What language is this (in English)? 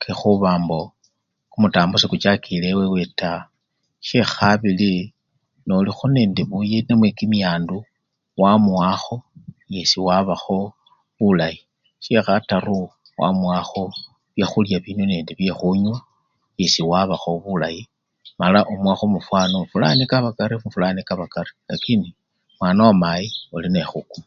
Luyia